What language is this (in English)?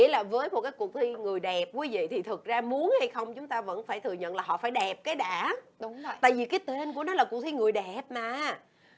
Vietnamese